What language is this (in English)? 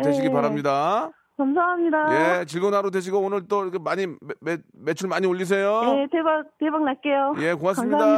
Korean